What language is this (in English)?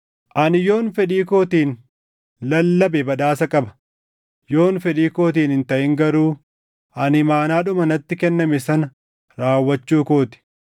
Oromo